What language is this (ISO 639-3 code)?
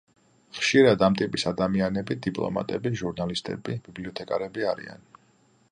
kat